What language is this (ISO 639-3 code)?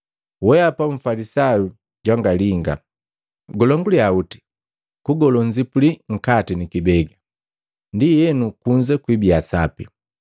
mgv